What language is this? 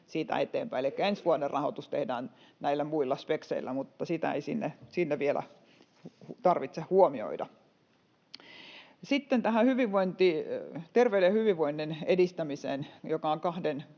Finnish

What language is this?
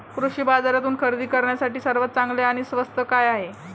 Marathi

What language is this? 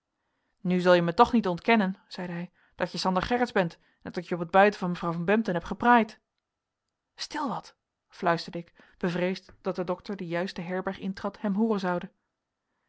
Dutch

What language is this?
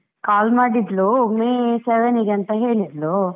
Kannada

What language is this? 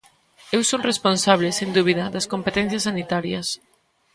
Galician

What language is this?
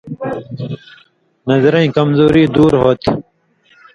Indus Kohistani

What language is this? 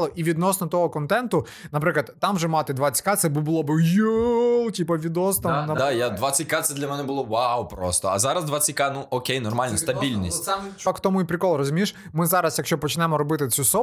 Ukrainian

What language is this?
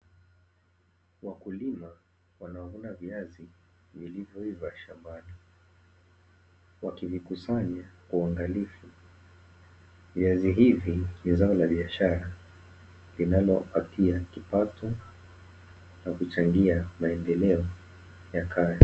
Swahili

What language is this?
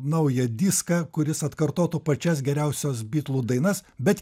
Lithuanian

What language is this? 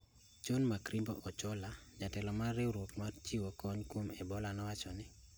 Luo (Kenya and Tanzania)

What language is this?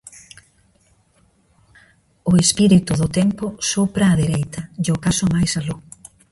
Galician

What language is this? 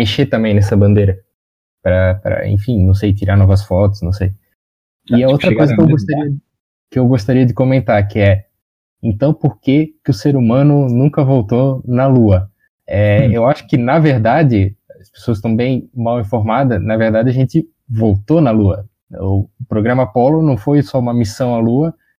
Portuguese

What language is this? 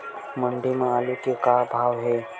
Chhattisgarhi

